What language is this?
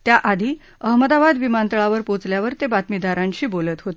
Marathi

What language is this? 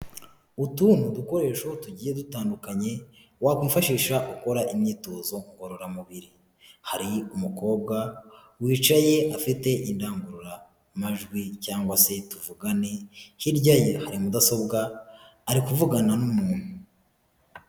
Kinyarwanda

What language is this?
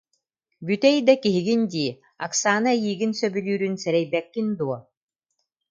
Yakut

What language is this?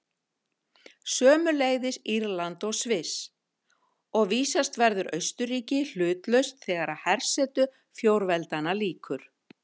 Icelandic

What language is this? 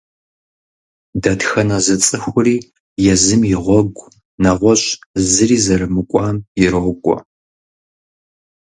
Kabardian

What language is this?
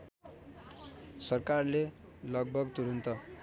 Nepali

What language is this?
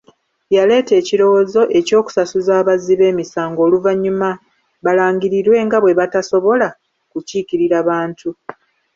Ganda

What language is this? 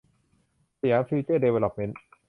Thai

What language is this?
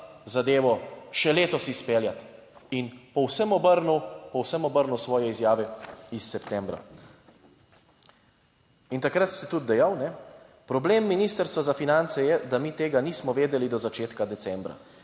Slovenian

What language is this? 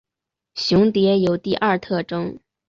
Chinese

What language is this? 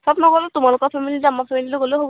Assamese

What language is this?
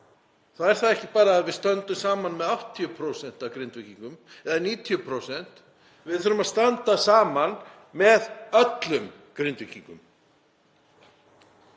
Icelandic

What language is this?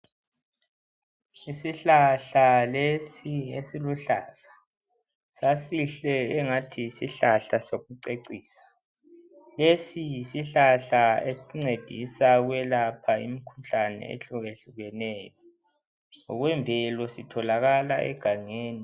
North Ndebele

